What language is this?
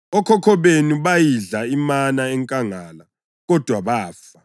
North Ndebele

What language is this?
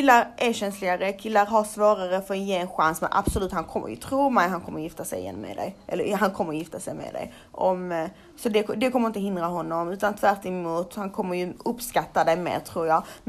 Swedish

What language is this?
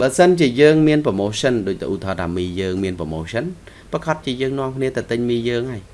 Vietnamese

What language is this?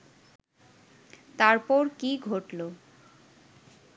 Bangla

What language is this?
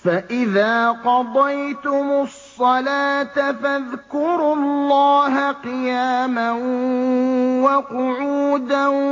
Arabic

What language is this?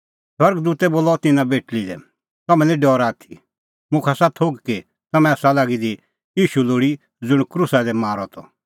Kullu Pahari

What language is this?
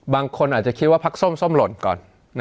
Thai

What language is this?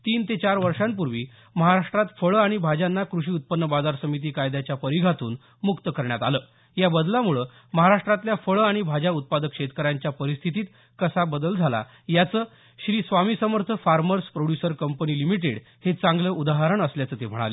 Marathi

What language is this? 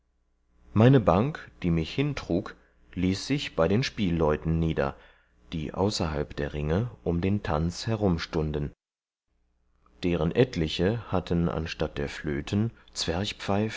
German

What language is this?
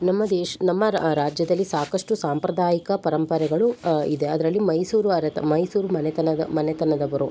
Kannada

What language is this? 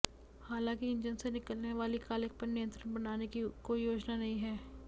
Hindi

